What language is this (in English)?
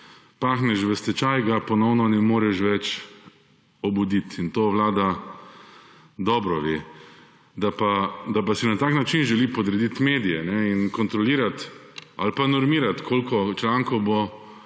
Slovenian